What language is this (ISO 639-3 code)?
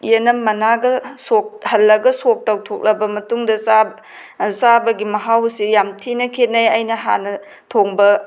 mni